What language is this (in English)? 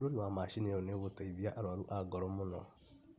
Kikuyu